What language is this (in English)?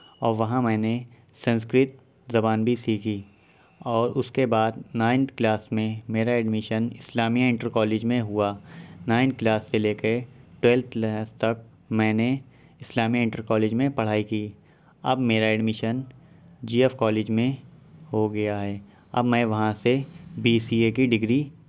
Urdu